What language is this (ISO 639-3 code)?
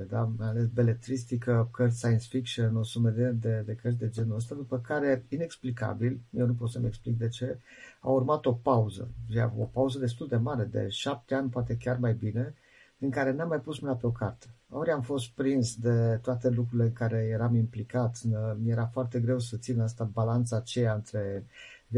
ron